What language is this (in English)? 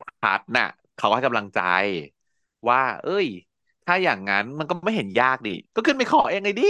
Thai